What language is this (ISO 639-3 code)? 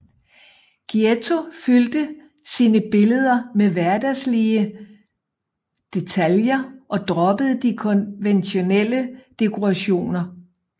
dan